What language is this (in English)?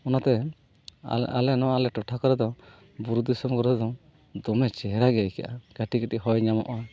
Santali